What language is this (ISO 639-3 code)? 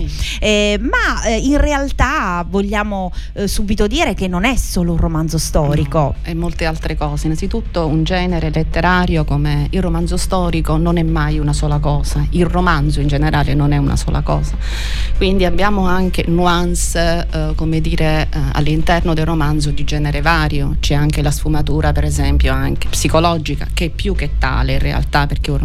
ita